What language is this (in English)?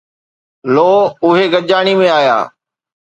Sindhi